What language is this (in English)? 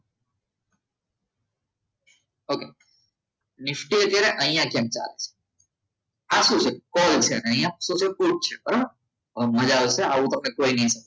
Gujarati